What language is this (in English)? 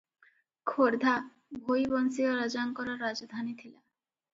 Odia